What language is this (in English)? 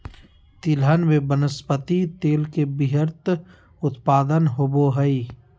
Magahi